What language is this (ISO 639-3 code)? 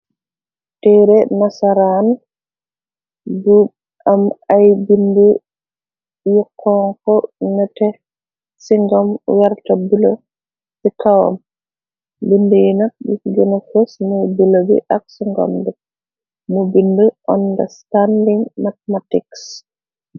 wol